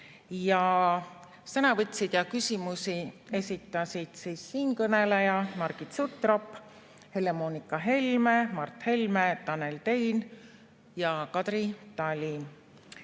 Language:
Estonian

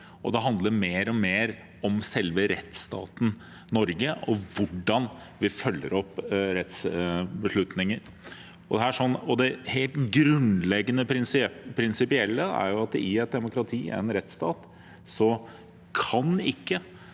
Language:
Norwegian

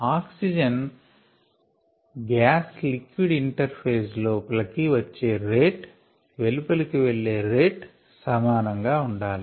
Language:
Telugu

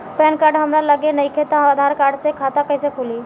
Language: Bhojpuri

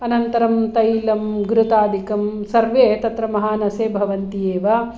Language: Sanskrit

